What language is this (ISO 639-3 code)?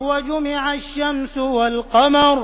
ara